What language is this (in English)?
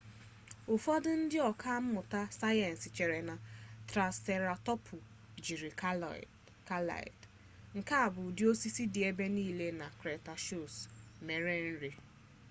Igbo